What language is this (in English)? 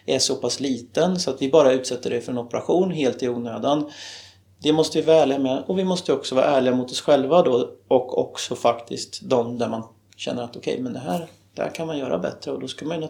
Swedish